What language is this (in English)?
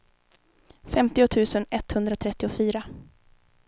Swedish